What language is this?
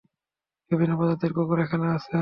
Bangla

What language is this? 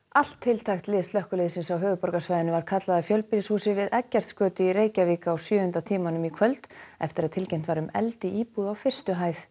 Icelandic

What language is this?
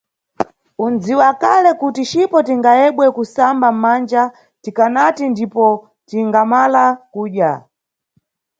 Nyungwe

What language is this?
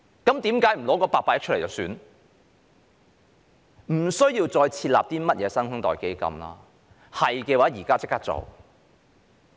Cantonese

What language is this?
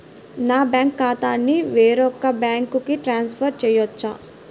Telugu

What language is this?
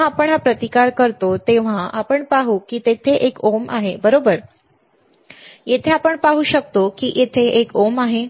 Marathi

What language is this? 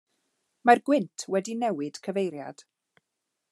Welsh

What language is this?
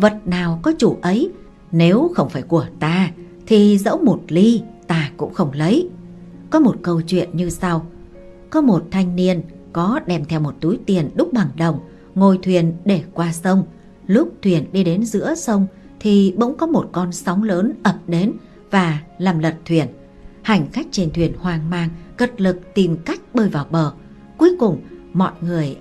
Vietnamese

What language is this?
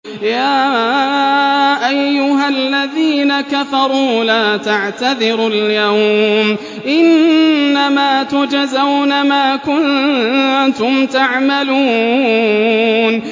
Arabic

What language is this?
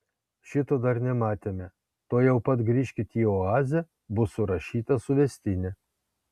Lithuanian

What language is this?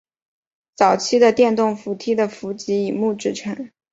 Chinese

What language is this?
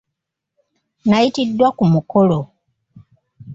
Ganda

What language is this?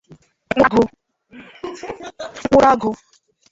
Igbo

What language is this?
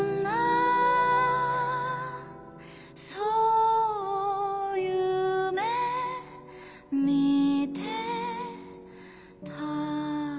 Japanese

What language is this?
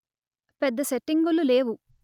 Telugu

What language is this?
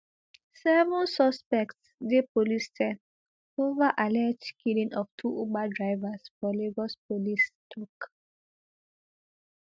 Nigerian Pidgin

